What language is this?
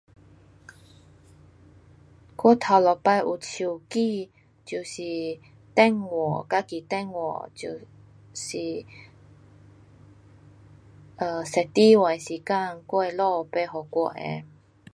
Pu-Xian Chinese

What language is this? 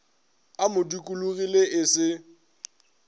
Northern Sotho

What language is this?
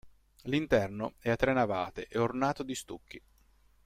Italian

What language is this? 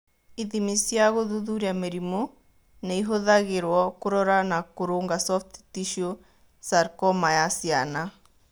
Kikuyu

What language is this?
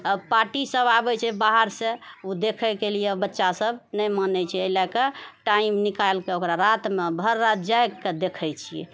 Maithili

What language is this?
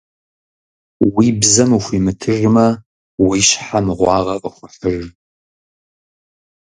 Kabardian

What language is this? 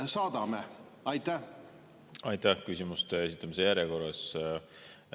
Estonian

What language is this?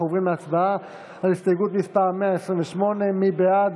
Hebrew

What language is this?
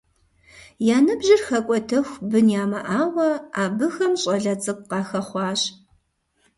Kabardian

